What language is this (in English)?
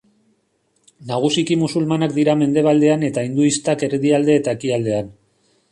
Basque